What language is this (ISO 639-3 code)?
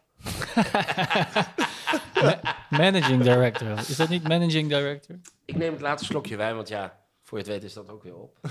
nld